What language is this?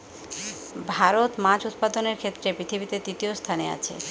Bangla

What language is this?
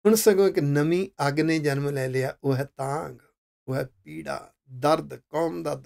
Hindi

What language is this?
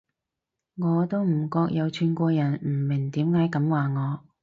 Cantonese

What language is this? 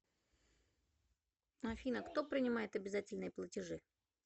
Russian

